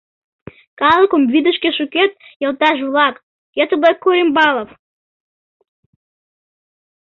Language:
Mari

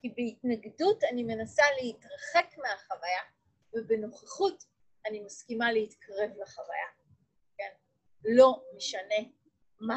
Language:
Hebrew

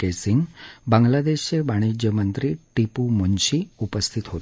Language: Marathi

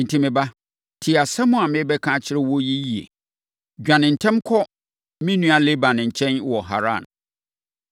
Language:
Akan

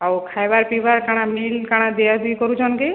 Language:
Odia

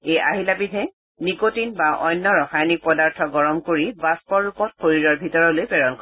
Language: Assamese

